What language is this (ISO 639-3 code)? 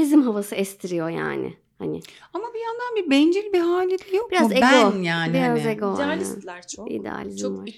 tur